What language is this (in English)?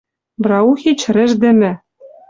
Western Mari